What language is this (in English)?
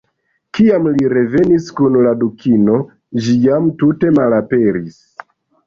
Esperanto